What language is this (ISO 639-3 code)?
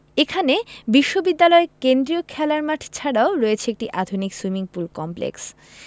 ben